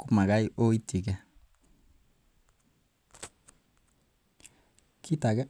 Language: Kalenjin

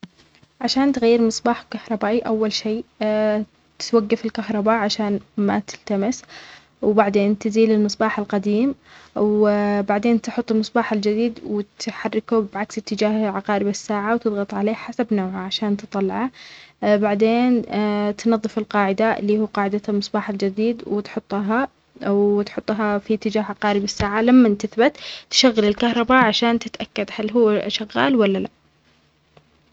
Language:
Omani Arabic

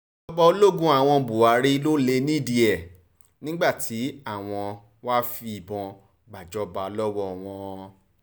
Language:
Yoruba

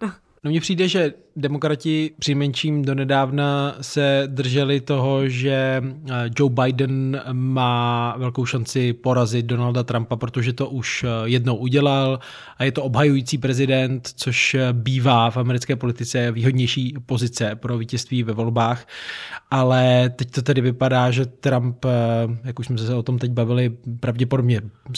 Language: Czech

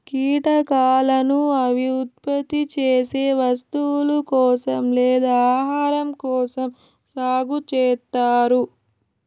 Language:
Telugu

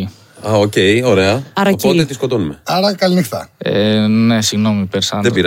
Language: Greek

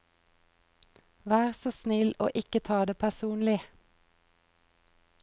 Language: Norwegian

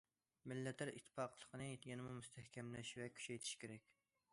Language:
Uyghur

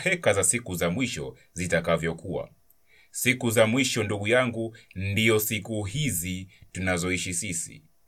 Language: Swahili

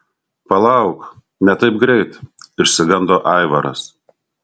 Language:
Lithuanian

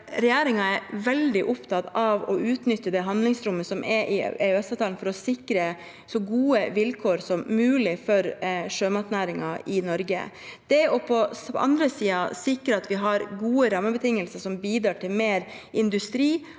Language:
Norwegian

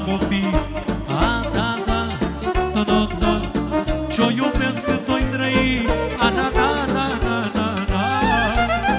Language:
Romanian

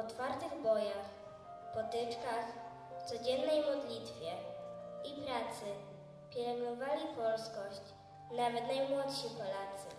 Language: Polish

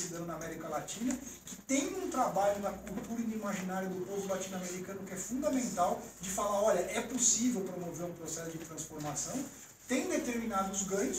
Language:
Portuguese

